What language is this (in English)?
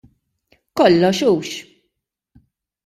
Maltese